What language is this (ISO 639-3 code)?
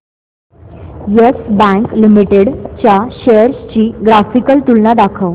mar